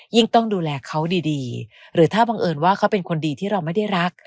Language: Thai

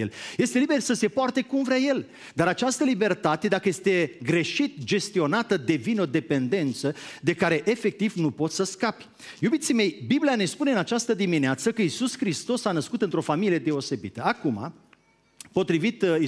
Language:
Romanian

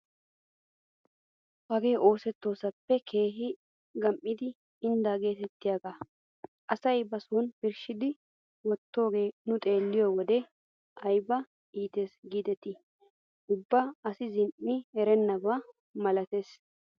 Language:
Wolaytta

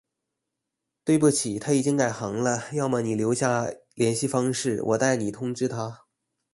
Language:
Chinese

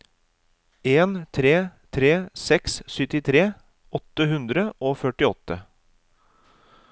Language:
Norwegian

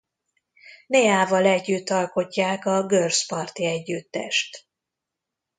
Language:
Hungarian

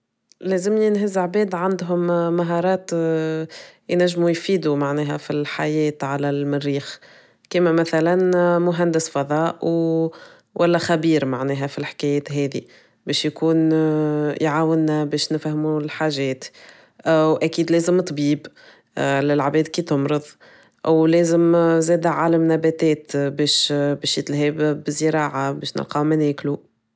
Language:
Tunisian Arabic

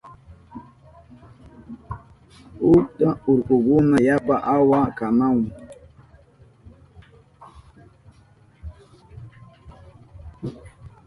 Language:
Southern Pastaza Quechua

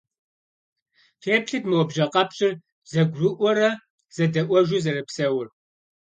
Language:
Kabardian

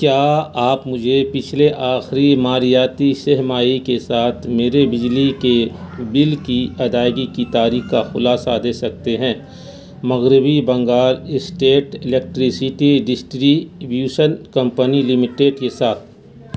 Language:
Urdu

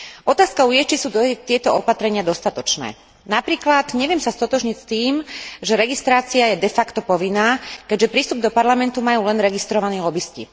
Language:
Slovak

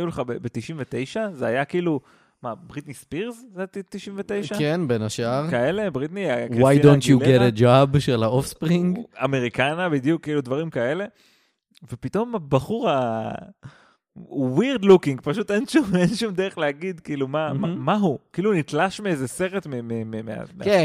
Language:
Hebrew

